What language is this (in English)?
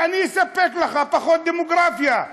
Hebrew